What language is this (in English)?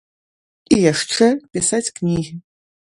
Belarusian